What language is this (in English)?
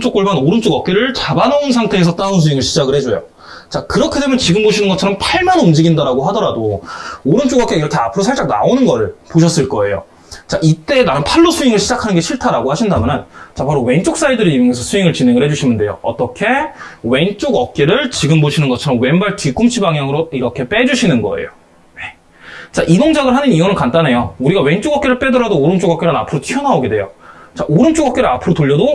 Korean